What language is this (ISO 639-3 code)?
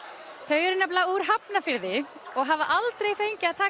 isl